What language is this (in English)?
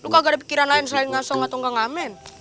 Indonesian